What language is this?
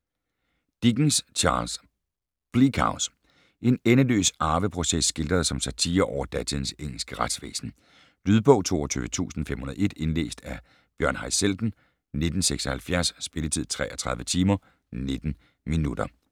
Danish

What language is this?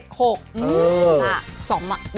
Thai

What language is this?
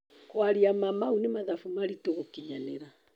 Kikuyu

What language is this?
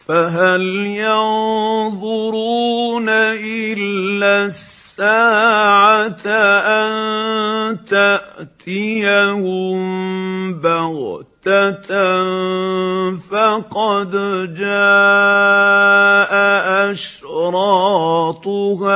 Arabic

